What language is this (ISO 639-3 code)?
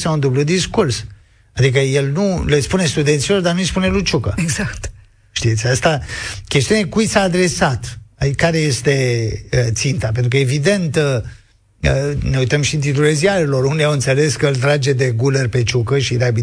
ron